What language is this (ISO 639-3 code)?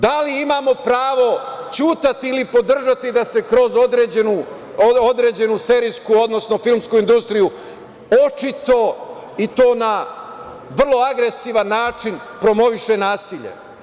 srp